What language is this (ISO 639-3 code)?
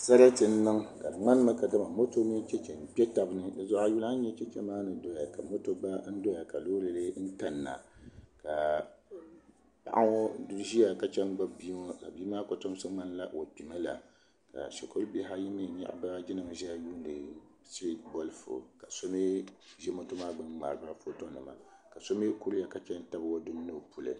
dag